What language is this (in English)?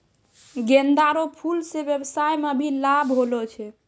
Maithili